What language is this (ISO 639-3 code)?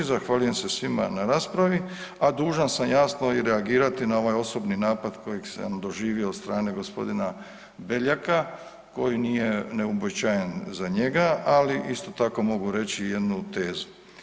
hrv